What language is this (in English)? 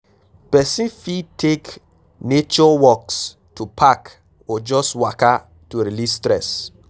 Nigerian Pidgin